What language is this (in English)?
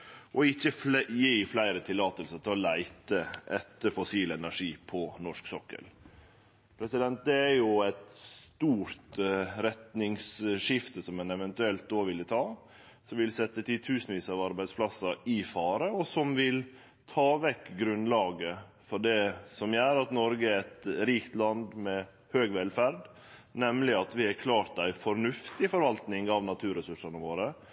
Norwegian Nynorsk